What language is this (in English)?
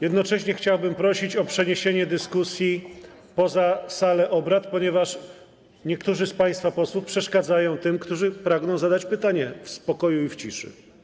Polish